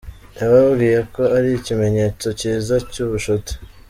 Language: Kinyarwanda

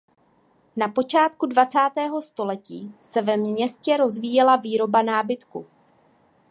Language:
Czech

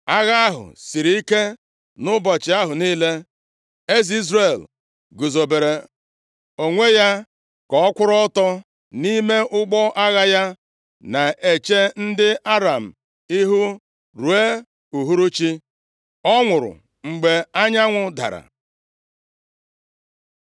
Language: Igbo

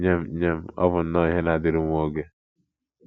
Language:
Igbo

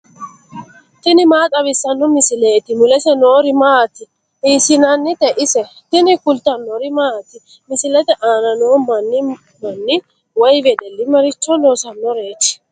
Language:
Sidamo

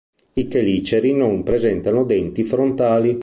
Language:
Italian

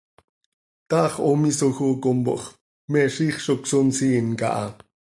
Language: Seri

